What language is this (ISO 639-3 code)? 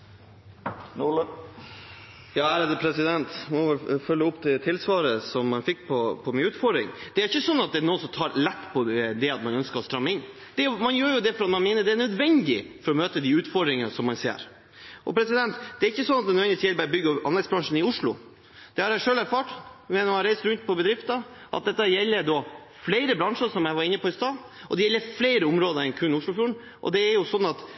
nor